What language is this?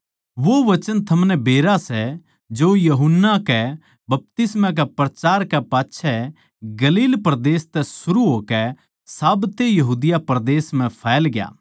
Haryanvi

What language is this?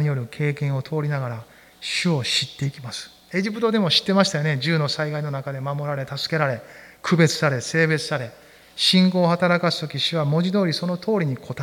Japanese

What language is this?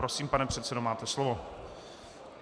Czech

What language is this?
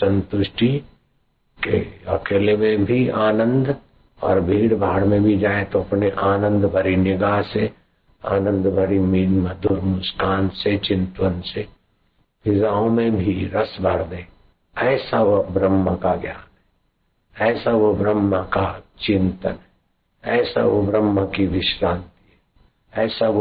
Hindi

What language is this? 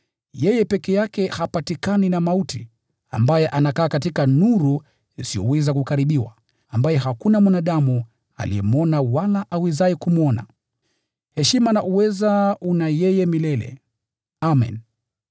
Swahili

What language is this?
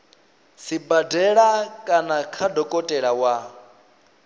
Venda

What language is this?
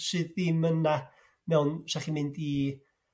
Welsh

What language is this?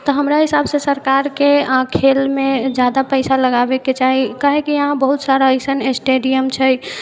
Maithili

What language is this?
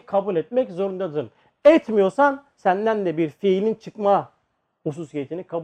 Turkish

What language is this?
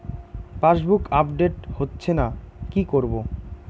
Bangla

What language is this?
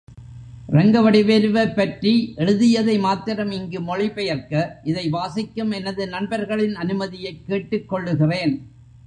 Tamil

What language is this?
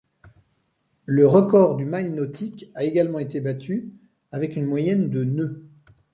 French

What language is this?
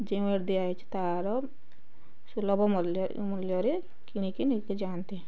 Odia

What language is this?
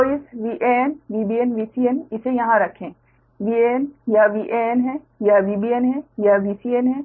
Hindi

